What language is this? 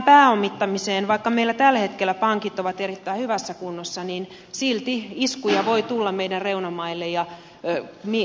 Finnish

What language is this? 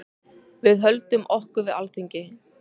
Icelandic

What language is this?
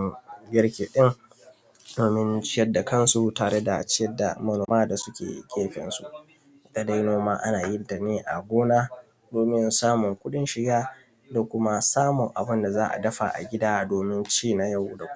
Hausa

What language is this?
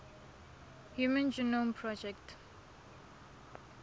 Tswana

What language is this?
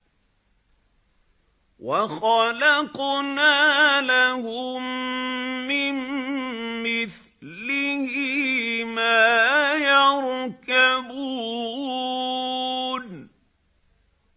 Arabic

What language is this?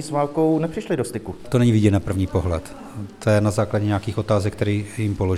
Czech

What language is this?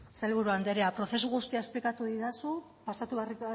Basque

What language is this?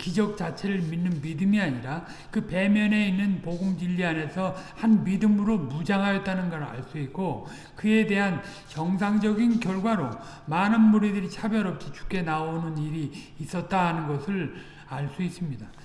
Korean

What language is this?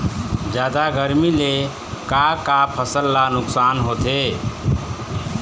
Chhattisgarhi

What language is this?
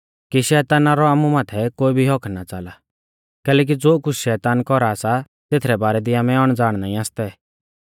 Mahasu Pahari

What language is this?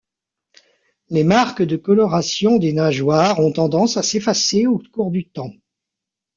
French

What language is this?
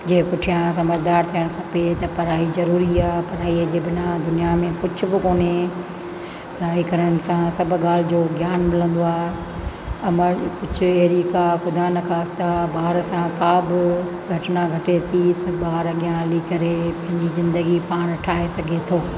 Sindhi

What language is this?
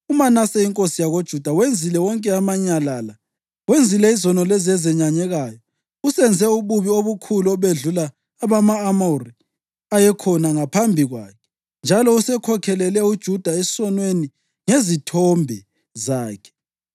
North Ndebele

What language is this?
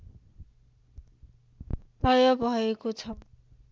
Nepali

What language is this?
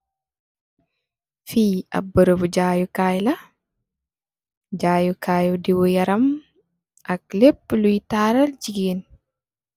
Wolof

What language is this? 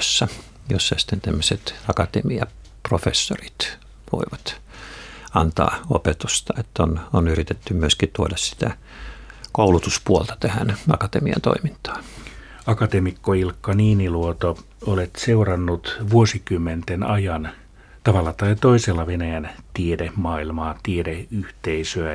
Finnish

